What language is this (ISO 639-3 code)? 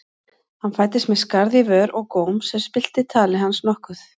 isl